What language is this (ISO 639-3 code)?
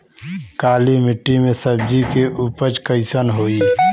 bho